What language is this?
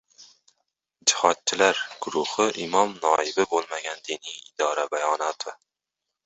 Uzbek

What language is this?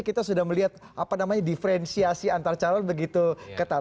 Indonesian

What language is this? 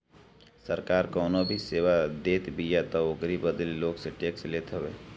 Bhojpuri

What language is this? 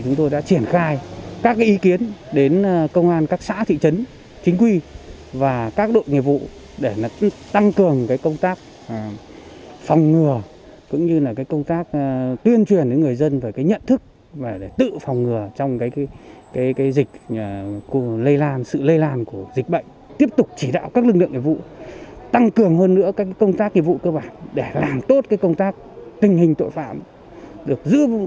Vietnamese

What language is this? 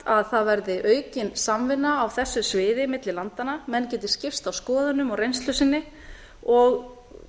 Icelandic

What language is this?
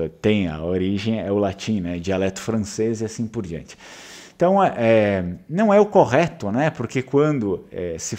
Portuguese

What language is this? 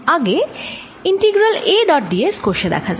Bangla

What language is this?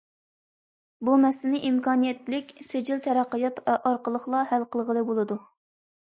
Uyghur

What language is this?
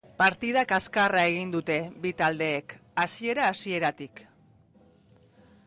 Basque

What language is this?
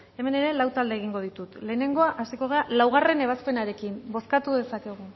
Basque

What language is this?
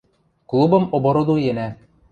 Western Mari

